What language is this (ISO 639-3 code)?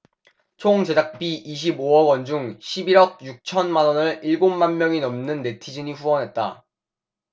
kor